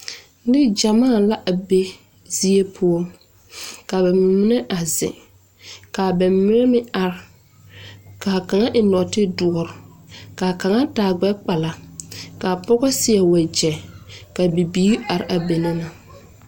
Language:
Southern Dagaare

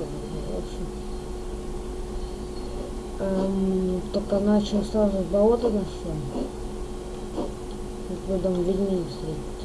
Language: Russian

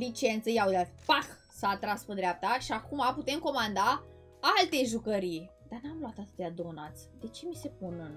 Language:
Romanian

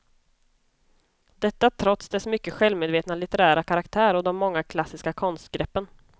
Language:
Swedish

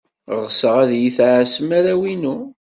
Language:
Kabyle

